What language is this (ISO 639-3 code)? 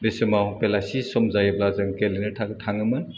brx